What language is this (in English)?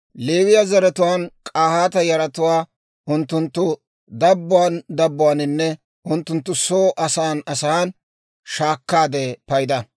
Dawro